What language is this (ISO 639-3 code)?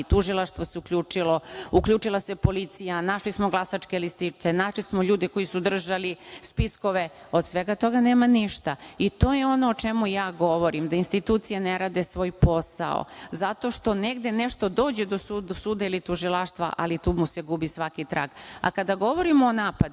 srp